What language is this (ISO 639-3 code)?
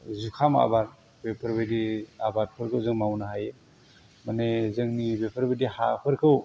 brx